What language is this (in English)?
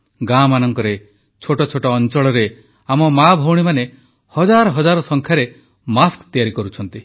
Odia